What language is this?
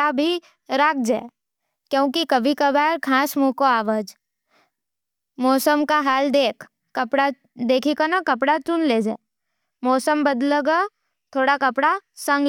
Nimadi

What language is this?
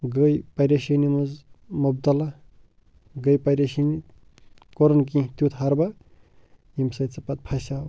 Kashmiri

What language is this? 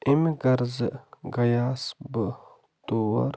Kashmiri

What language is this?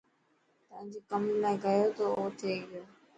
Dhatki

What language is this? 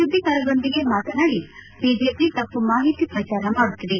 Kannada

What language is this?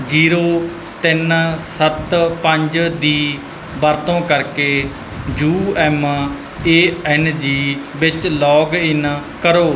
Punjabi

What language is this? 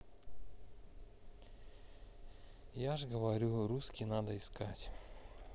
Russian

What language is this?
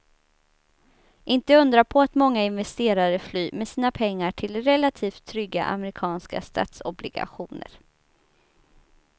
Swedish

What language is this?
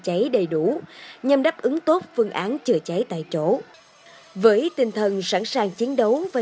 Vietnamese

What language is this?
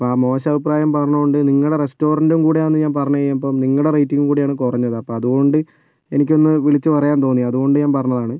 Malayalam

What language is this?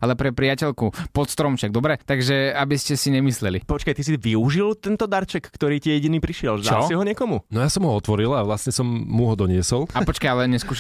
Slovak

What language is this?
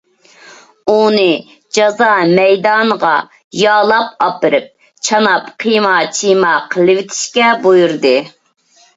Uyghur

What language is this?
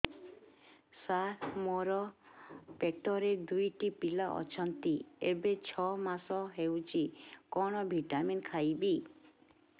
Odia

